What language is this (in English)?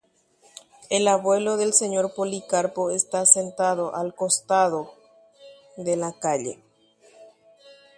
Guarani